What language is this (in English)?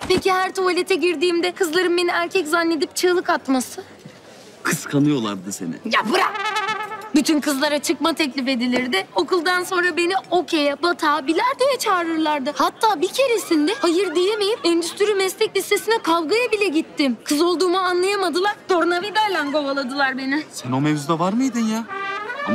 Turkish